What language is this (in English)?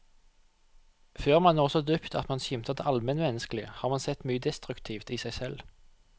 Norwegian